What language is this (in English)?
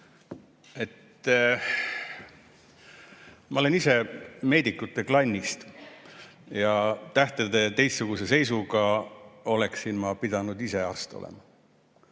Estonian